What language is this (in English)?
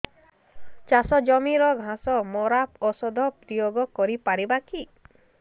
Odia